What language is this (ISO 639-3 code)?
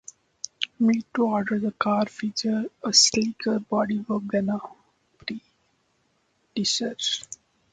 eng